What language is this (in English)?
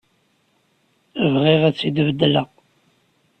Kabyle